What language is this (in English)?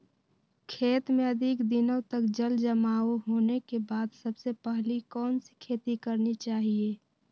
Magahi